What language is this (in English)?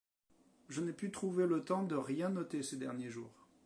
French